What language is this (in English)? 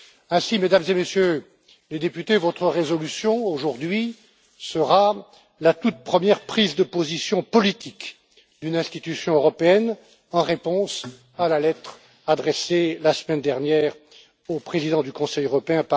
French